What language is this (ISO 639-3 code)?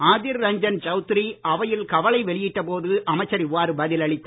tam